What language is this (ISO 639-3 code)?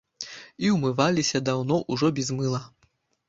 bel